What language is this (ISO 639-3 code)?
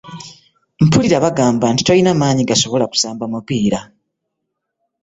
lug